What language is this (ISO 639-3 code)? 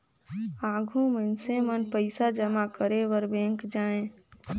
hne